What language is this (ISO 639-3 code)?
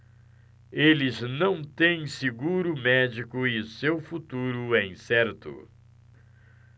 por